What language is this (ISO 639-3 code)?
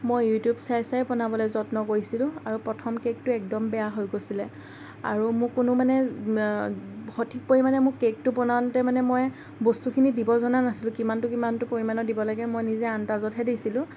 asm